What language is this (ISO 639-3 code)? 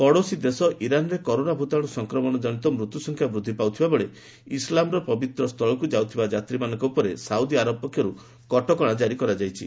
ori